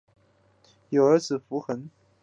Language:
Chinese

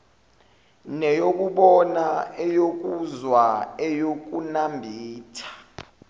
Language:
Zulu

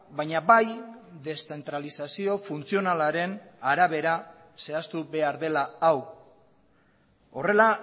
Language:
Basque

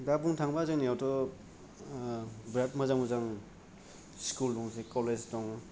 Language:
Bodo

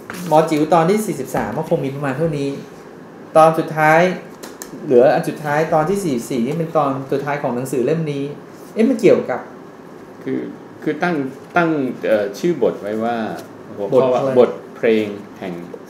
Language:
Thai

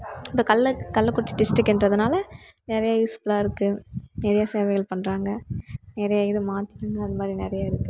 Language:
Tamil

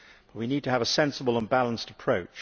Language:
English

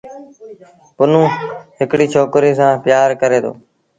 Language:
Sindhi Bhil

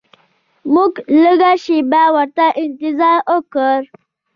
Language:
Pashto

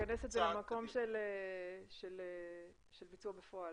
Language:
Hebrew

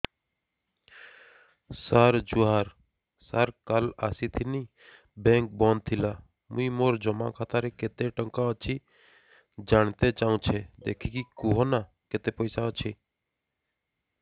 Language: Odia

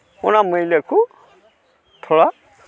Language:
Santali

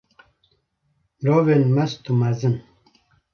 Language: Kurdish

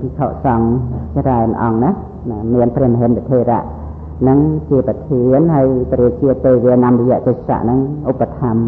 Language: Thai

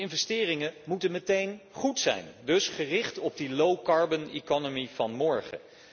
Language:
Dutch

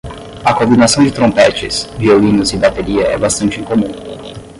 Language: Portuguese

